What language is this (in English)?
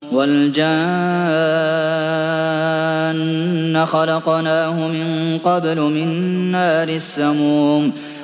Arabic